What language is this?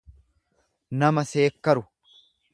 Oromo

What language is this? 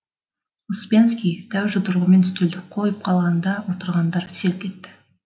Kazakh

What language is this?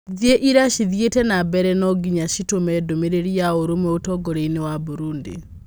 Kikuyu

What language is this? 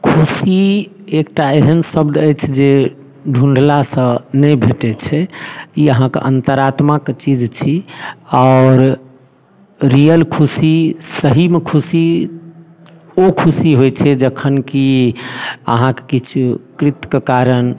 Maithili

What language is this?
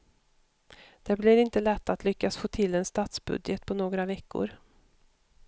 Swedish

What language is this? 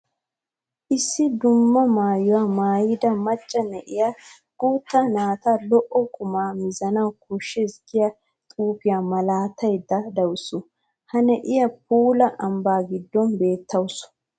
Wolaytta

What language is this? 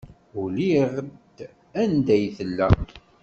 Kabyle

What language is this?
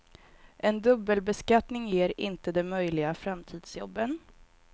Swedish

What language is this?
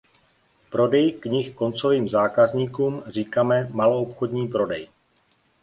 Czech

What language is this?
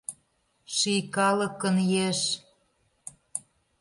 Mari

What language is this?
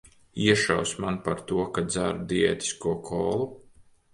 Latvian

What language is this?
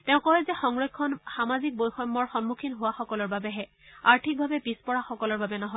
Assamese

